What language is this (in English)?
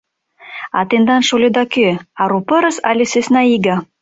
Mari